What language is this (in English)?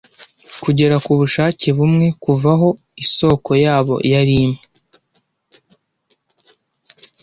Kinyarwanda